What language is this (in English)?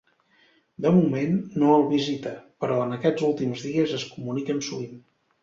Catalan